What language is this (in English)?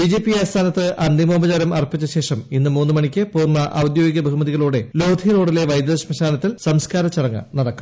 Malayalam